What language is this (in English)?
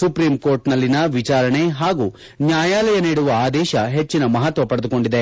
Kannada